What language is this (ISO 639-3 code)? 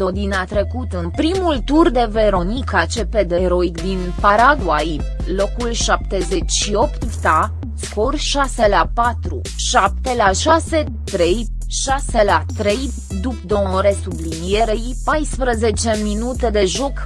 ron